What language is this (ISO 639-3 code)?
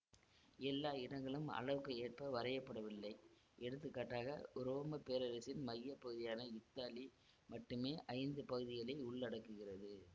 tam